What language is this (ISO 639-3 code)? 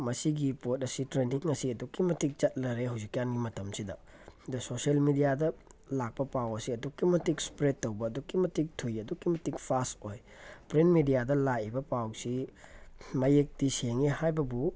mni